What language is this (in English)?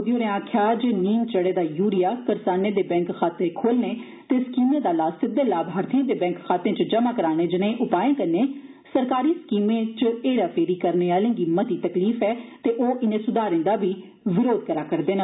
Dogri